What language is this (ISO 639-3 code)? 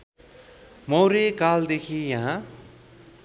nep